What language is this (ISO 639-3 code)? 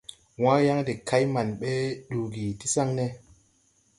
tui